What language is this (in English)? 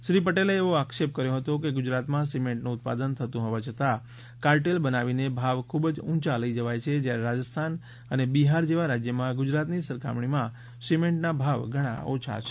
Gujarati